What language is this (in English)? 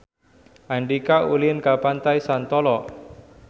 Sundanese